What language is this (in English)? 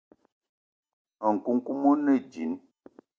Eton (Cameroon)